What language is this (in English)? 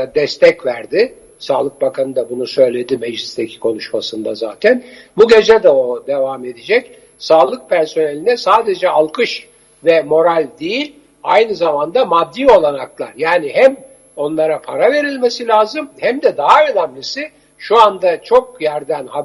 Turkish